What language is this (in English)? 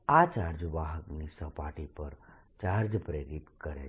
Gujarati